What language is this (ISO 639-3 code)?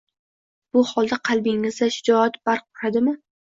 uzb